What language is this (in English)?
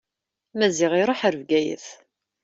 Kabyle